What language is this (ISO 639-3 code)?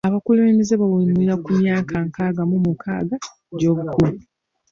lug